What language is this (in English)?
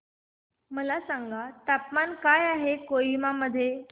Marathi